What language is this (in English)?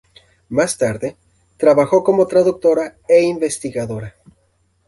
Spanish